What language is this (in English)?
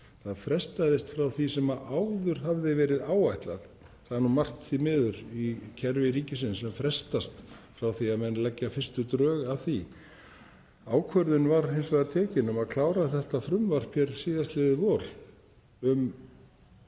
Icelandic